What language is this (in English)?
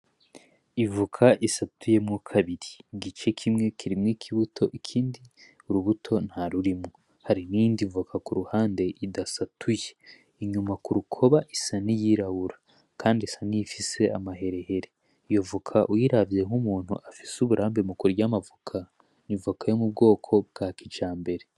Rundi